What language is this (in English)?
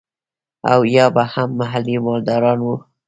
Pashto